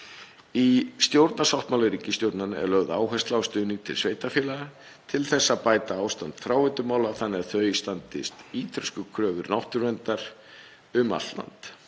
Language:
Icelandic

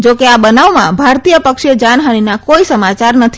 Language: Gujarati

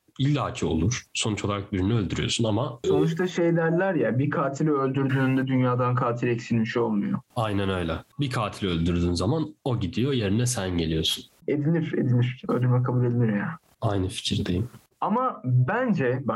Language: Turkish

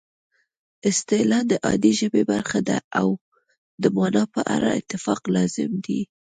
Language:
Pashto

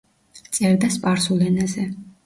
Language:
Georgian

